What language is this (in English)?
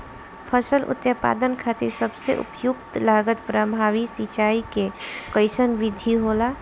Bhojpuri